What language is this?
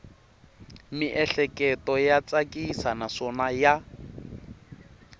Tsonga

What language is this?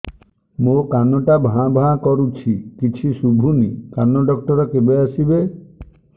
Odia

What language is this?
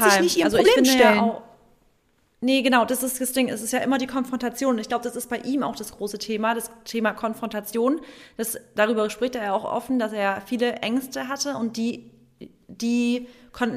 German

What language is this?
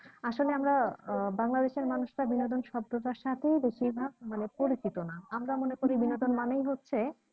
Bangla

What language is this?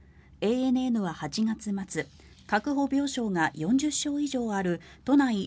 Japanese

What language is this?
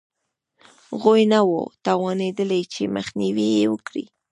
Pashto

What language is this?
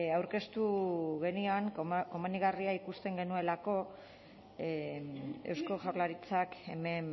Basque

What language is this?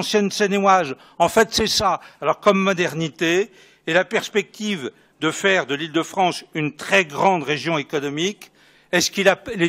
French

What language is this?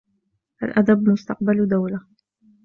Arabic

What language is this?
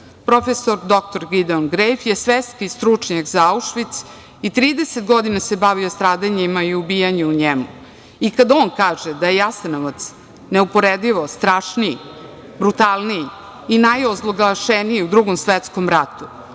Serbian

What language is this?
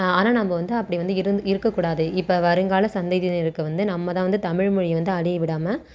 Tamil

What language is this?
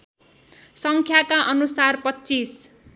Nepali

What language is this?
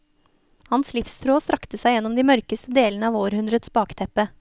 Norwegian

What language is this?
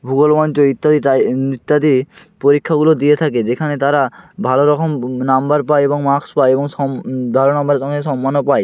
Bangla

